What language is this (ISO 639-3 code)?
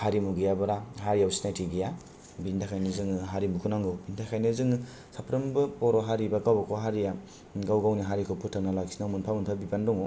brx